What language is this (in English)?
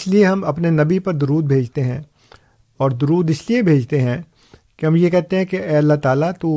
Urdu